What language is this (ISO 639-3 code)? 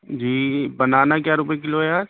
urd